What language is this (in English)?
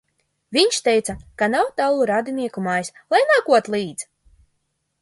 Latvian